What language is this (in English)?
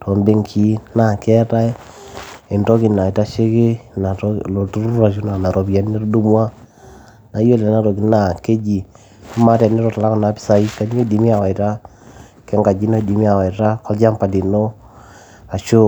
Masai